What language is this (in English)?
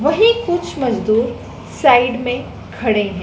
Hindi